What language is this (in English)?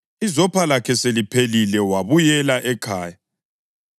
North Ndebele